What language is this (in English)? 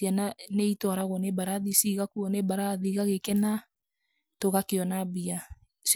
Kikuyu